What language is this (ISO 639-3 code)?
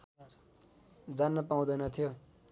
nep